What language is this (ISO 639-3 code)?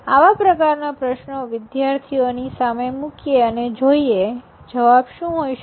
guj